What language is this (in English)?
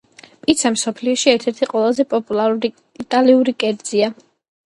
Georgian